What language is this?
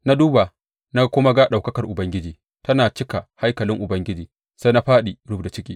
Hausa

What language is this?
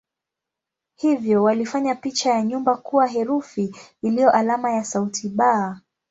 Swahili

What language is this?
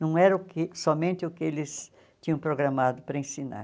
Portuguese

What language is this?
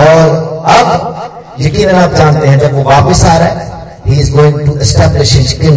Hindi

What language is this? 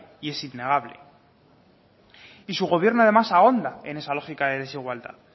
Spanish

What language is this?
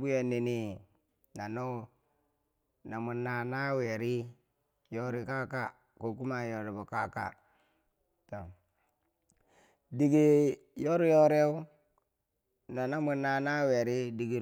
Bangwinji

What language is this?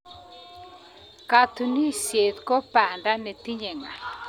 Kalenjin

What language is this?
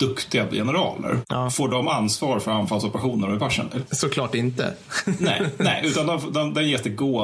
Swedish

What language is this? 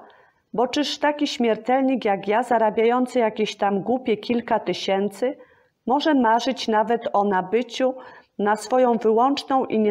Polish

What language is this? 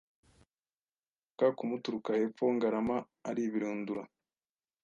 Kinyarwanda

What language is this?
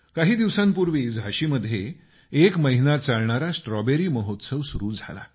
Marathi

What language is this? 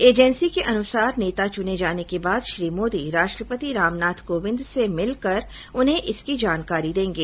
Hindi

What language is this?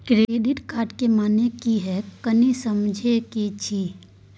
Maithili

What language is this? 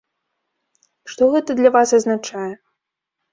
Belarusian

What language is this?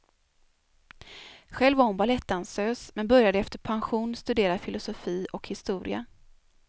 Swedish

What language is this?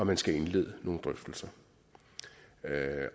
Danish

